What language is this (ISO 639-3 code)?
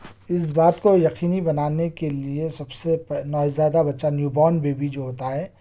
urd